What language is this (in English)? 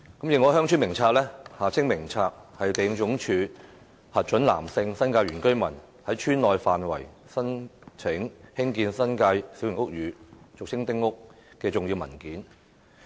Cantonese